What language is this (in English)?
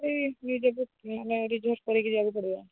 Odia